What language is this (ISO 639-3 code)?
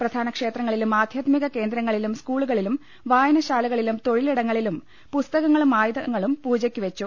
mal